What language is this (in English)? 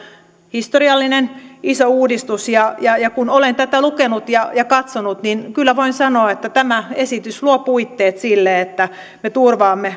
Finnish